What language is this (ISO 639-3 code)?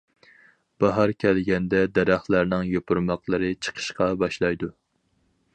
uig